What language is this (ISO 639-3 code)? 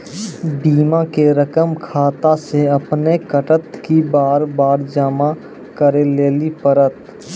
mai